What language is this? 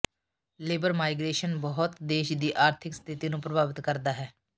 Punjabi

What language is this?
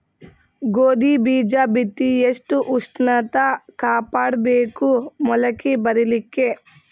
Kannada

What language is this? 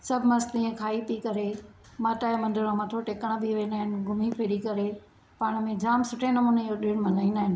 Sindhi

